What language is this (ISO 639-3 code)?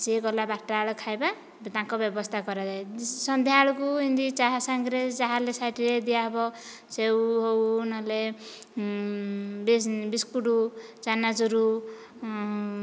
ori